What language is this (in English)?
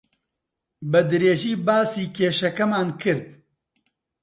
Central Kurdish